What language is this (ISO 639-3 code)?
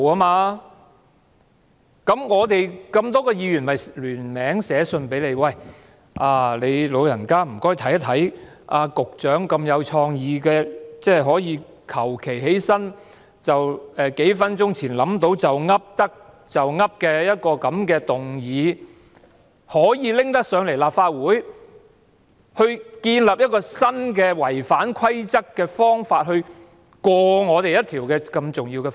yue